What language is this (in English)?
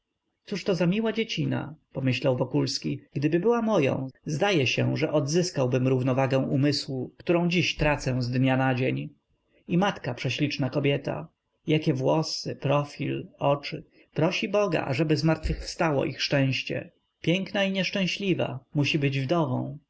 Polish